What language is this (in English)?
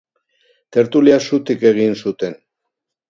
Basque